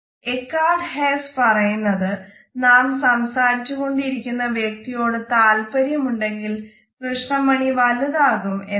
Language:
Malayalam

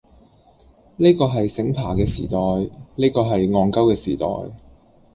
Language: Cantonese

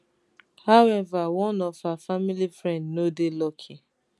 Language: Nigerian Pidgin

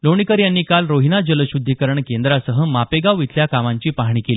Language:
Marathi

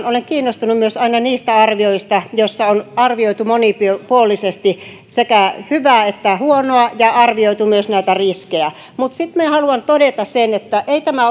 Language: Finnish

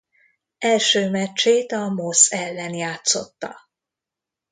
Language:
Hungarian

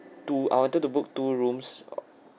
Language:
English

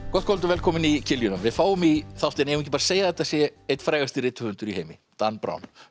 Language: Icelandic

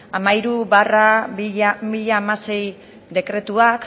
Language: Basque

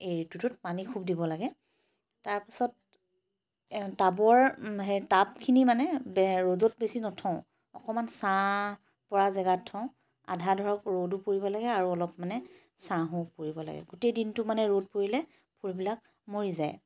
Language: Assamese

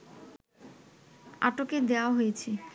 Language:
Bangla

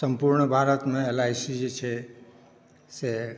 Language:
Maithili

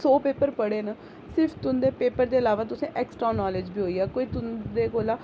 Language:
Dogri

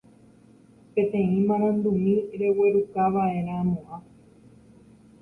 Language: Guarani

